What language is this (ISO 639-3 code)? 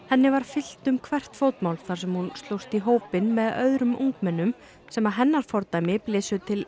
isl